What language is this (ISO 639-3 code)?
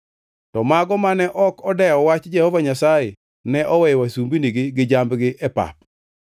luo